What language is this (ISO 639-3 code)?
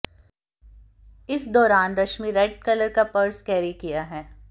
hin